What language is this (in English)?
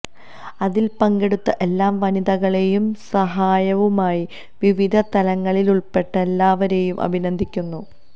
Malayalam